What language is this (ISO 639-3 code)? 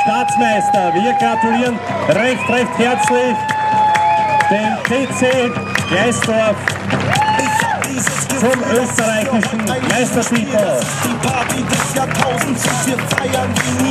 deu